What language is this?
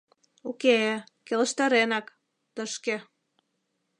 Mari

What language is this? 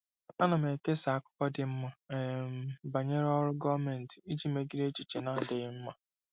Igbo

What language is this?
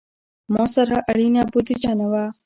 Pashto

